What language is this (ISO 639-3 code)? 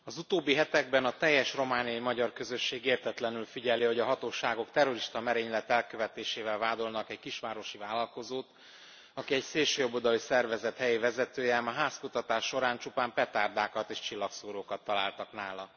hun